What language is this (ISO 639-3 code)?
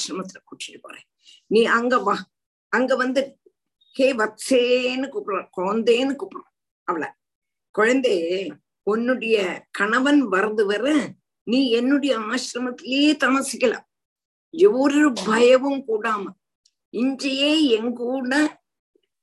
tam